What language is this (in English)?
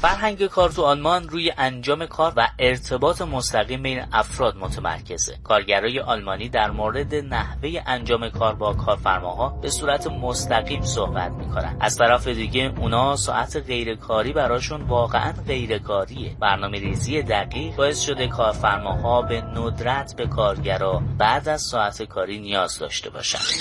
Persian